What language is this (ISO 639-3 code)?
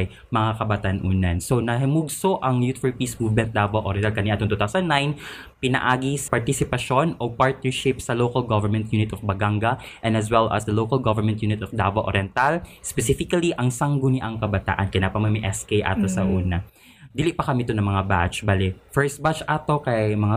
fil